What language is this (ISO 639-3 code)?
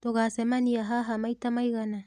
kik